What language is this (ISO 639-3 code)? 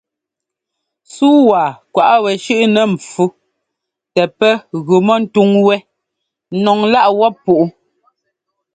jgo